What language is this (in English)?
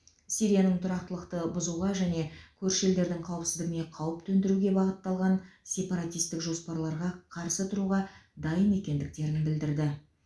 Kazakh